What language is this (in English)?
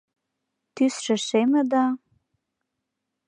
Mari